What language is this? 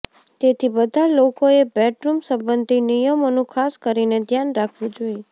Gujarati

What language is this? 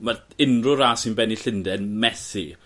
Welsh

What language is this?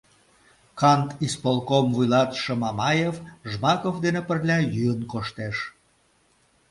Mari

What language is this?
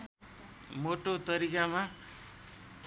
Nepali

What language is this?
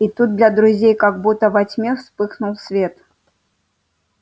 Russian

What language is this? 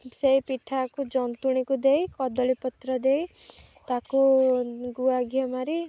Odia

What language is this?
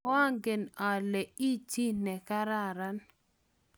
Kalenjin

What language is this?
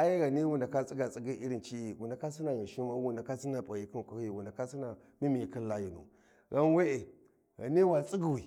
Warji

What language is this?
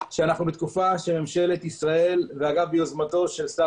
Hebrew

